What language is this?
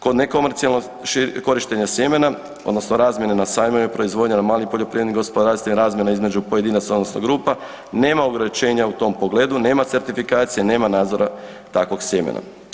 Croatian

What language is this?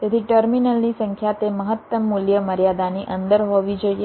Gujarati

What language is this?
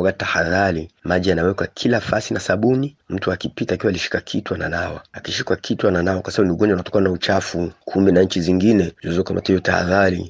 Swahili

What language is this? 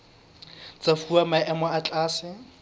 Southern Sotho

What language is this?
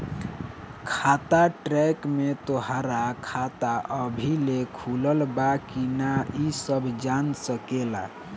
Bhojpuri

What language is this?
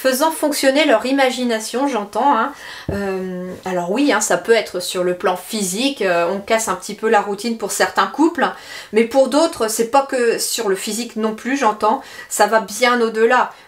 French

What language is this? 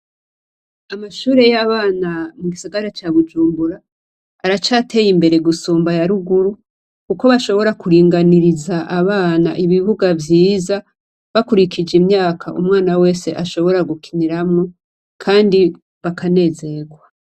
Rundi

